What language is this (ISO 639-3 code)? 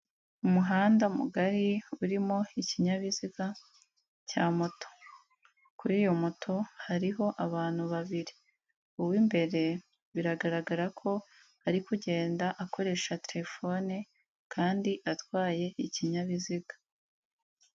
kin